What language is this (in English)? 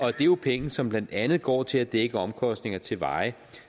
Danish